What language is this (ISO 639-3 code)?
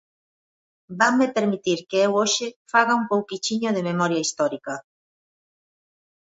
glg